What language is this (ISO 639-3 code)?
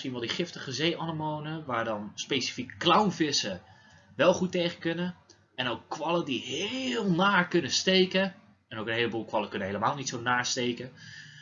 nld